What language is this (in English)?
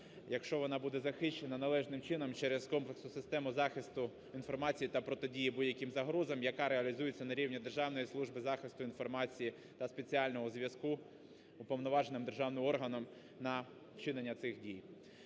Ukrainian